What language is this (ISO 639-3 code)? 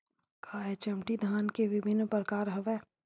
hne